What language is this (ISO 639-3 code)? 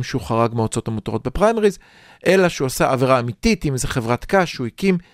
heb